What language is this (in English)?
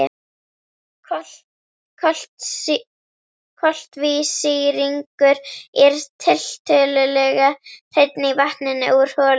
Icelandic